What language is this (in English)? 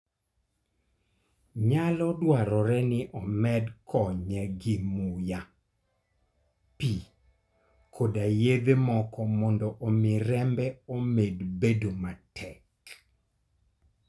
Luo (Kenya and Tanzania)